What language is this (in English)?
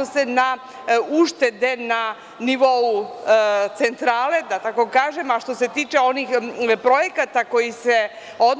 Serbian